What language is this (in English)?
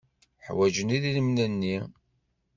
Kabyle